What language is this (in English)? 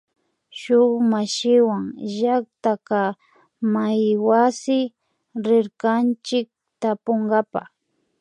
Imbabura Highland Quichua